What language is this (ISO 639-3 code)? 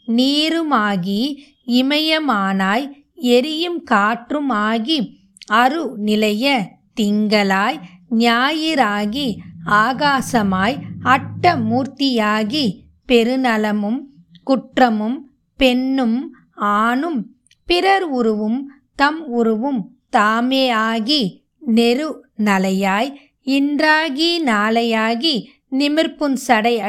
tam